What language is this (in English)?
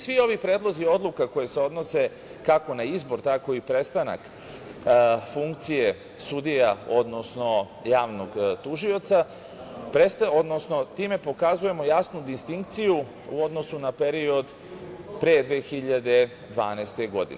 Serbian